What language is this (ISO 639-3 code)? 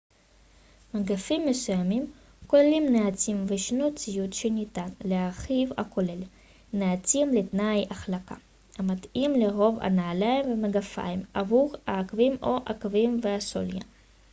heb